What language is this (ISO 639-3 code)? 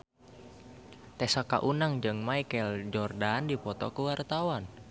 sun